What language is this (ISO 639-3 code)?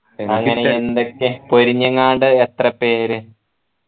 mal